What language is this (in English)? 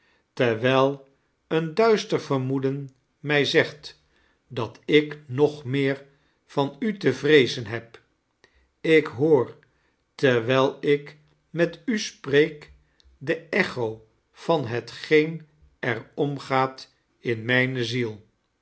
Dutch